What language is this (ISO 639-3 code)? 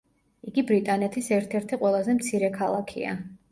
kat